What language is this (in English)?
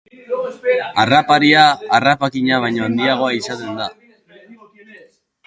Basque